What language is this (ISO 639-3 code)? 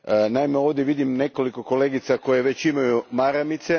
hrv